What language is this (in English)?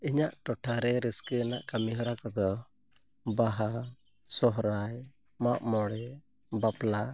Santali